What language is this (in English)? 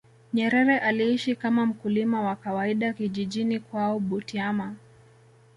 Swahili